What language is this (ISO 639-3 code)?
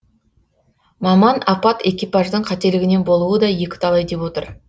kaz